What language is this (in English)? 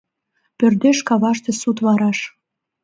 Mari